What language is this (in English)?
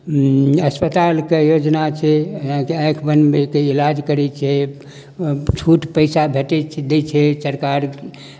Maithili